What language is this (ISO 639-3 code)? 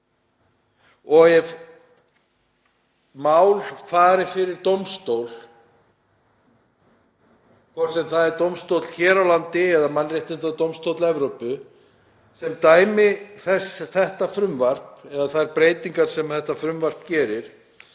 isl